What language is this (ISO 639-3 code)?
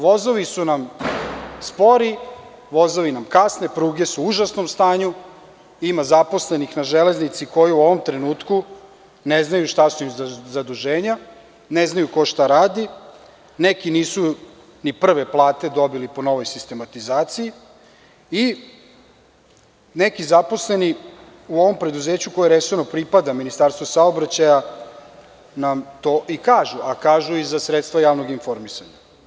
srp